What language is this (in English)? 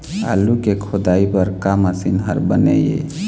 Chhattisgarhi